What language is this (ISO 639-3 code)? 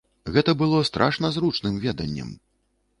bel